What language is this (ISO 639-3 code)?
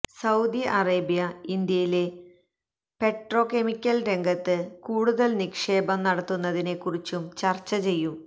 mal